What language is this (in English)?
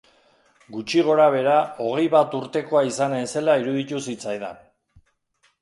Basque